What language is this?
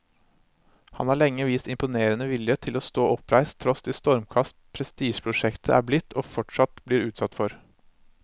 Norwegian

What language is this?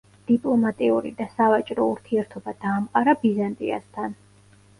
Georgian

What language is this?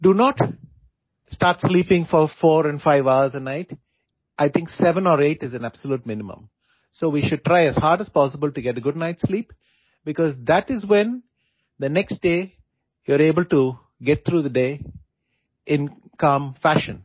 English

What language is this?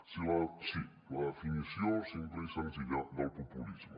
Catalan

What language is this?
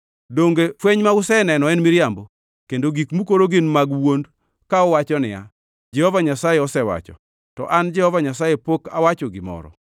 Luo (Kenya and Tanzania)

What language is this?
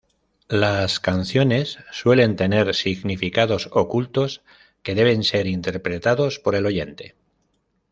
Spanish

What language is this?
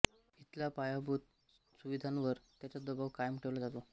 Marathi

